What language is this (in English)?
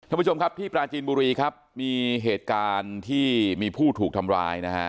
Thai